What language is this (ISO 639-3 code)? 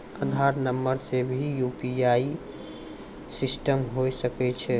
mai